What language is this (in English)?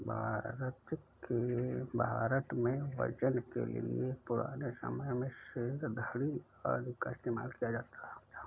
Hindi